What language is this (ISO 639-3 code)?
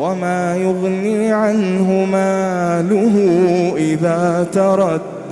ara